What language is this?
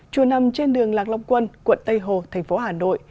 Vietnamese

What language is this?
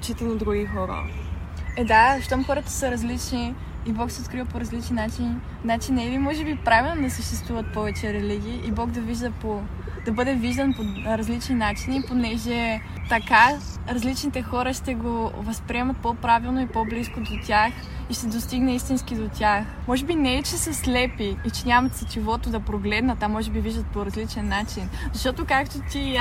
Bulgarian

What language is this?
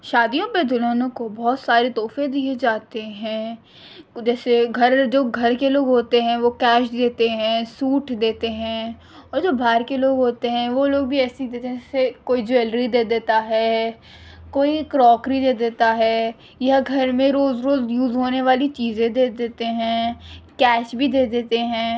Urdu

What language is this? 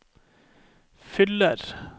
Norwegian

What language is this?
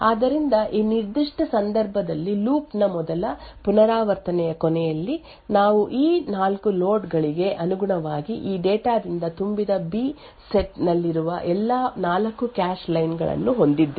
Kannada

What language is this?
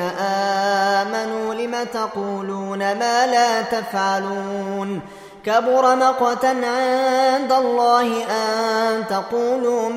Arabic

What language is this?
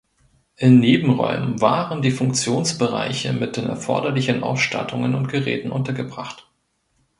German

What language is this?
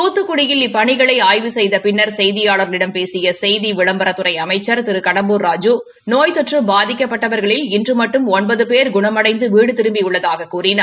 Tamil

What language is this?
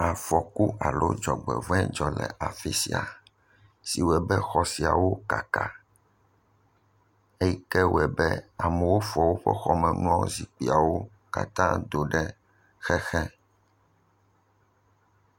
Ewe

